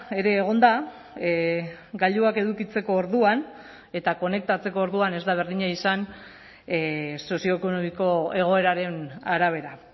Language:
Basque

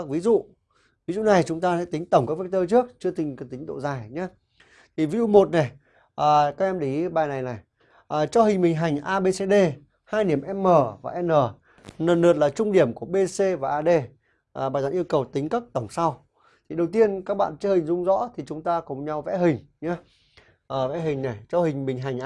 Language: Vietnamese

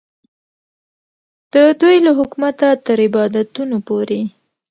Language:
Pashto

